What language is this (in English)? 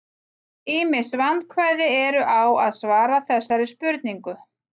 Icelandic